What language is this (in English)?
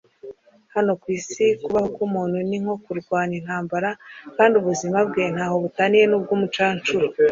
Kinyarwanda